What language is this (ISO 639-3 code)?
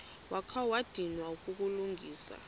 xho